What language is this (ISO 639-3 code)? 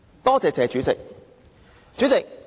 yue